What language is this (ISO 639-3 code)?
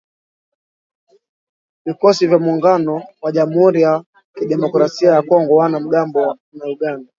swa